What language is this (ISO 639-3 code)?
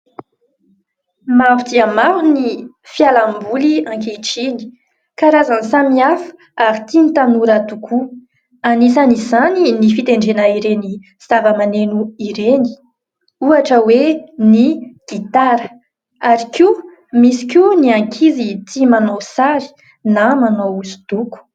mlg